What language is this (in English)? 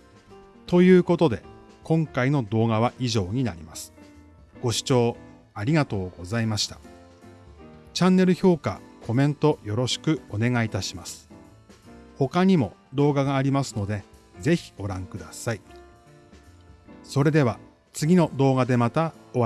Japanese